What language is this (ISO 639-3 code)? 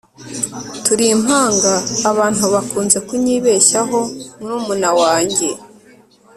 kin